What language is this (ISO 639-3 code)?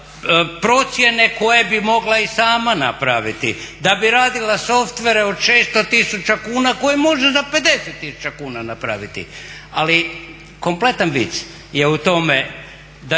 hrv